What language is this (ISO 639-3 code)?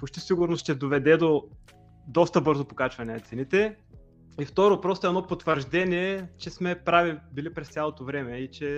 bul